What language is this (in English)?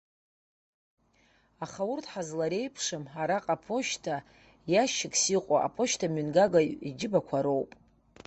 Abkhazian